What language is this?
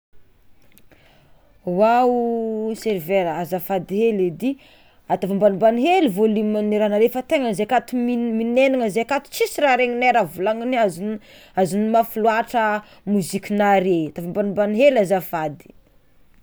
Tsimihety Malagasy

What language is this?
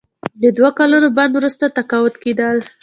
Pashto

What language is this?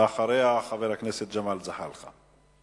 Hebrew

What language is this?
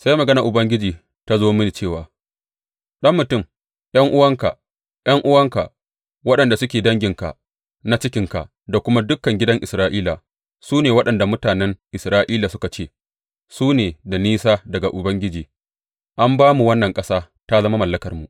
Hausa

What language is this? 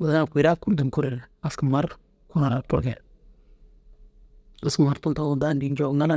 Dazaga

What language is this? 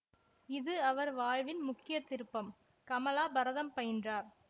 Tamil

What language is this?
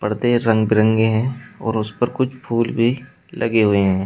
Hindi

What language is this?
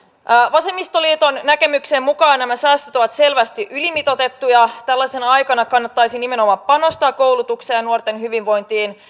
Finnish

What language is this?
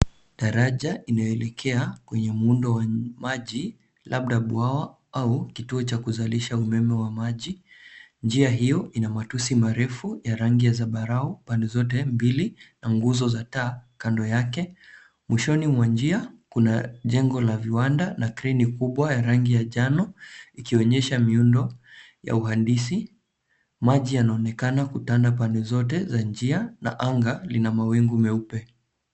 Swahili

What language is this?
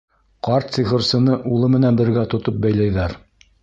Bashkir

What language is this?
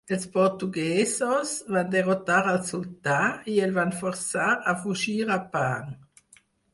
Catalan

